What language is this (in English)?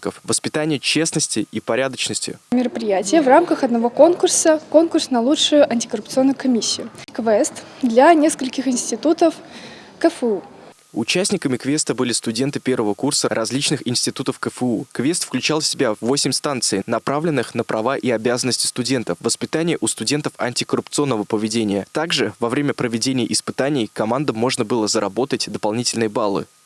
Russian